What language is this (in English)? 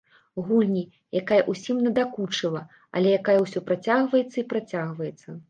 Belarusian